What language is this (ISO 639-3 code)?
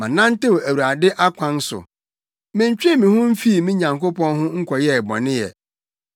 aka